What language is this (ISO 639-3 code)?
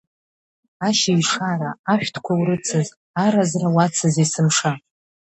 abk